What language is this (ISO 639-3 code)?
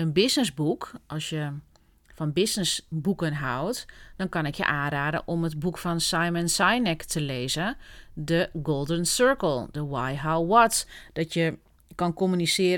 nld